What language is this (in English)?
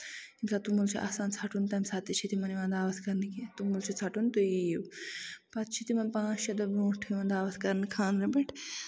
Kashmiri